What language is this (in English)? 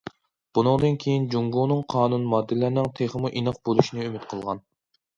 Uyghur